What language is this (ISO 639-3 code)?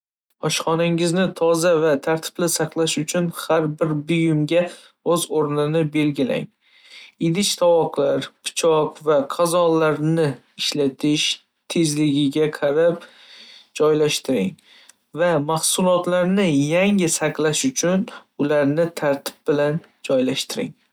uzb